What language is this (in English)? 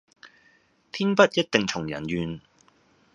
Cantonese